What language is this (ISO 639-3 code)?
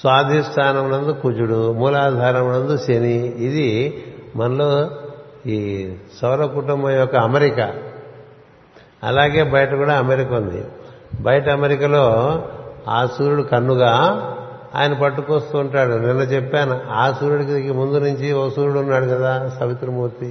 tel